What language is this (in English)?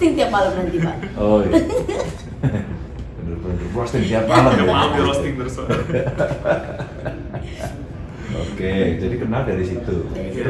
Indonesian